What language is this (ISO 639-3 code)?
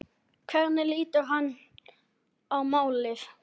isl